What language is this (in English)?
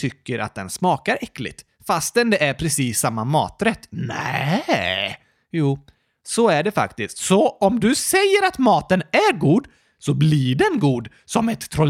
Swedish